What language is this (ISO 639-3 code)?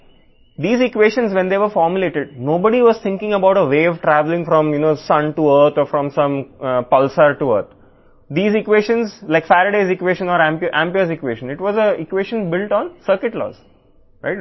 tel